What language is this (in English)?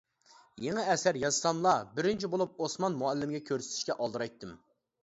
Uyghur